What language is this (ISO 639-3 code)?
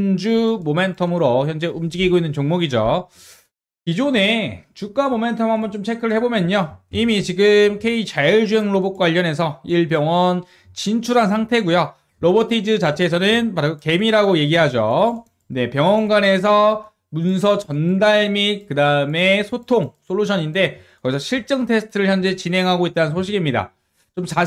kor